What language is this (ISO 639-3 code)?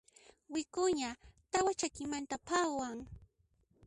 qxp